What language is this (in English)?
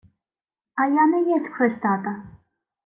Ukrainian